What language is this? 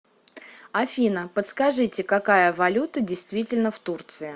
Russian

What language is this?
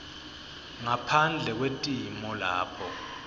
Swati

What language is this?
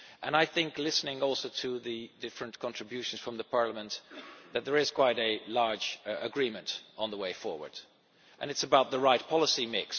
English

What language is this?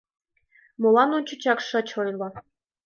Mari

